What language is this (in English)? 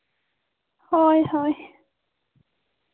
Santali